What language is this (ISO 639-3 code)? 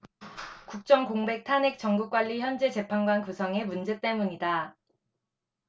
kor